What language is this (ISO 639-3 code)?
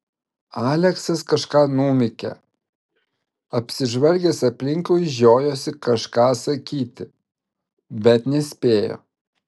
lit